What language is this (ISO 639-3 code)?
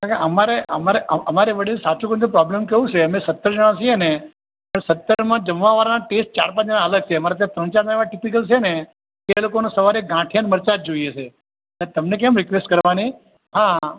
guj